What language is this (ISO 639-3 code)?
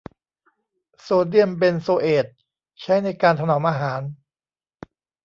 tha